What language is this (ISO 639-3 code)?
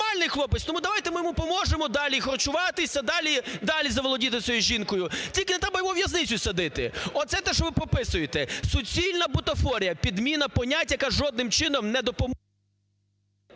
ukr